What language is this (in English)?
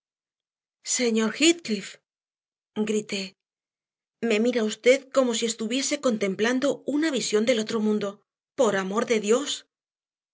Spanish